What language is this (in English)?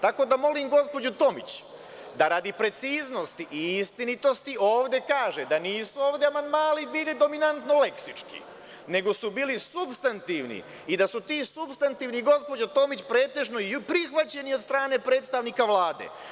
Serbian